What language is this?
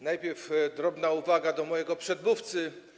Polish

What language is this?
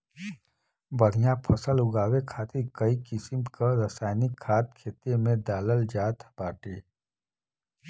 Bhojpuri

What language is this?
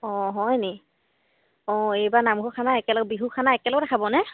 Assamese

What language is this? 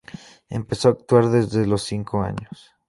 Spanish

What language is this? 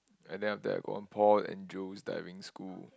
English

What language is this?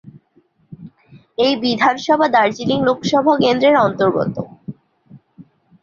Bangla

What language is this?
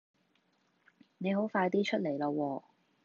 Cantonese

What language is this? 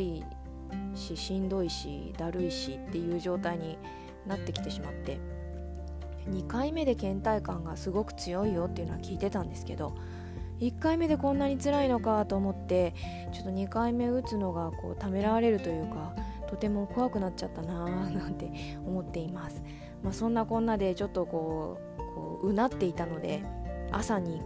Japanese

